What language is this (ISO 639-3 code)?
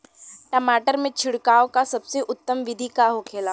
bho